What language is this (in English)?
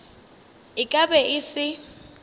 Northern Sotho